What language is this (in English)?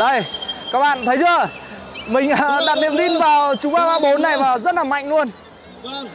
Vietnamese